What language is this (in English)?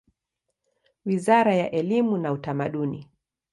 Swahili